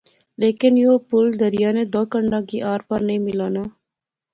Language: Pahari-Potwari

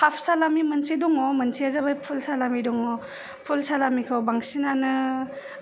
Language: Bodo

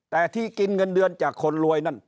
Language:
Thai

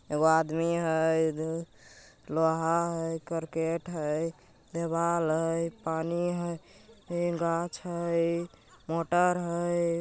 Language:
Magahi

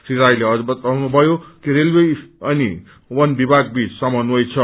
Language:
Nepali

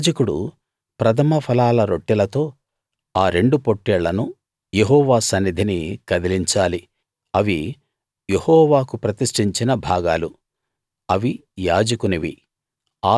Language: Telugu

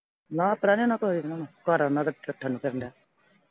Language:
Punjabi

